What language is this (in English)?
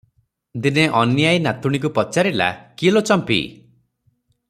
Odia